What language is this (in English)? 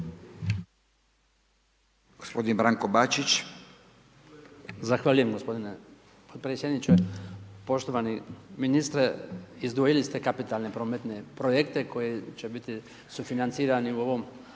Croatian